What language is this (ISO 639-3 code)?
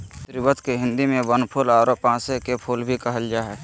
mag